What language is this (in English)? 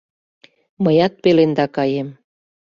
Mari